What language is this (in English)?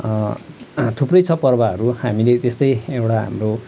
Nepali